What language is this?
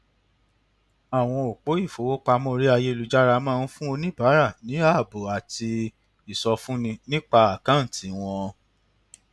Yoruba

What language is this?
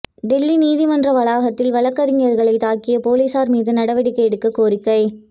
Tamil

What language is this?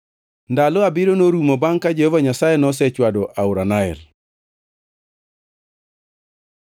Luo (Kenya and Tanzania)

